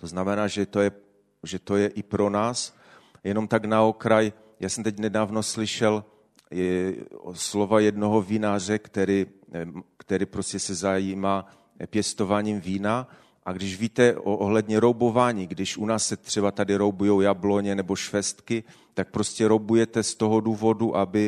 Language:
Czech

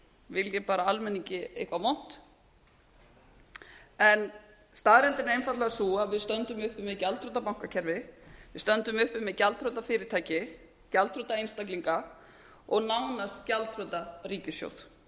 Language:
Icelandic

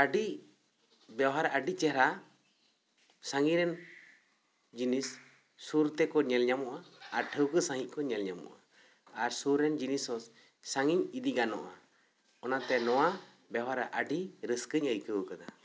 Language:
Santali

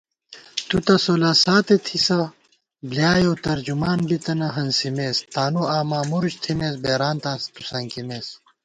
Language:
Gawar-Bati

